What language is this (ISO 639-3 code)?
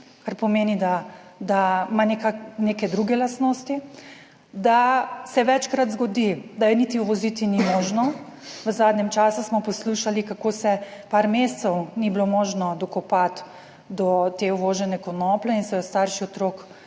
slv